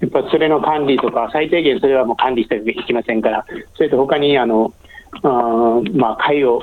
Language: Japanese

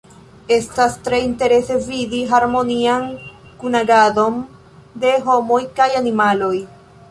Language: Esperanto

